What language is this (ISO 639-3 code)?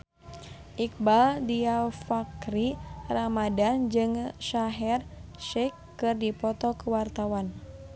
sun